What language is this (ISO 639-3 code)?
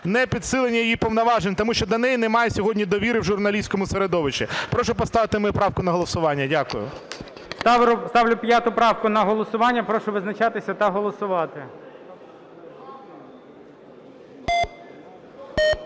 ukr